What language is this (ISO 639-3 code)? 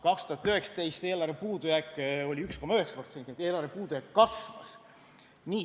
est